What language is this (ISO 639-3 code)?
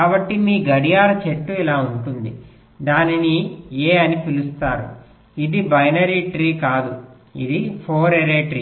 tel